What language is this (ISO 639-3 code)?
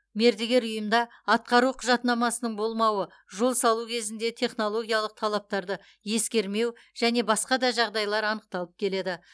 kaz